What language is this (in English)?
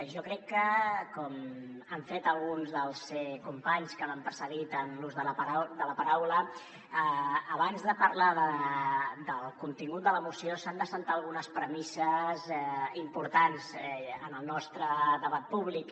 Catalan